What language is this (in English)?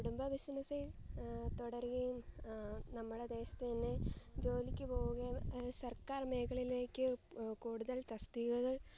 Malayalam